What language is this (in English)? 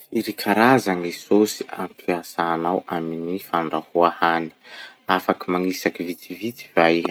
Masikoro Malagasy